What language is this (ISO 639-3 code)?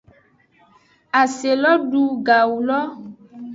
ajg